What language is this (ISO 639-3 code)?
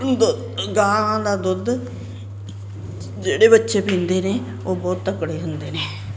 pan